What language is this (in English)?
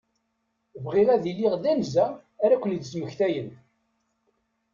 Kabyle